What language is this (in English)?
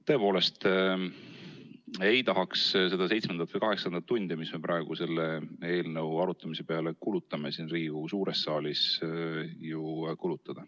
Estonian